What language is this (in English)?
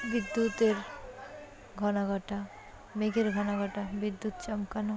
Bangla